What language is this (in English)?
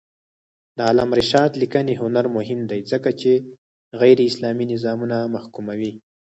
Pashto